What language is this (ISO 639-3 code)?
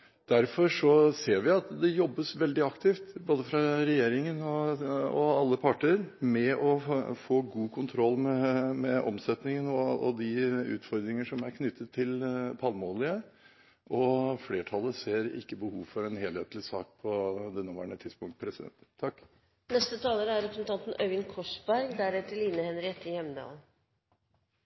nob